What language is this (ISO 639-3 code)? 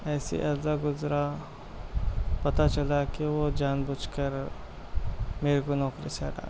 urd